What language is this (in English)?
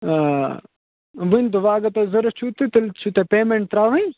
Kashmiri